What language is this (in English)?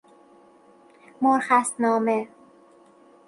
Persian